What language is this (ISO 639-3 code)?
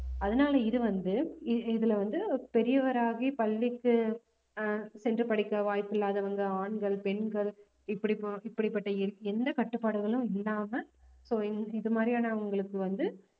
tam